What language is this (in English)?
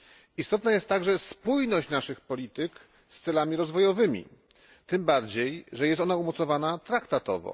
Polish